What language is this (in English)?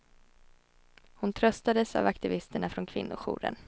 Swedish